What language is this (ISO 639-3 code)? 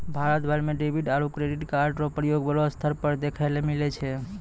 mai